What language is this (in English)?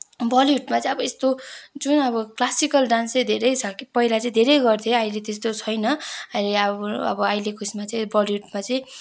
Nepali